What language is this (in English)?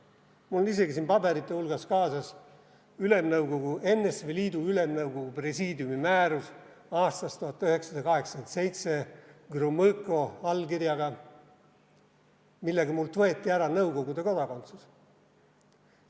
Estonian